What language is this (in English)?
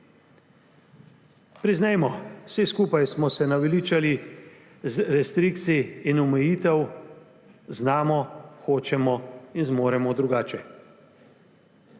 Slovenian